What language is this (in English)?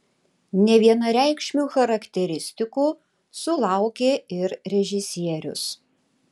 Lithuanian